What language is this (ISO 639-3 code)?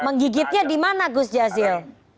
ind